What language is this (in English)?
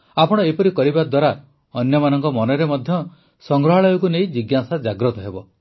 Odia